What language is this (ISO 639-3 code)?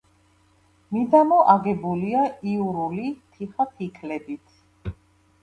kat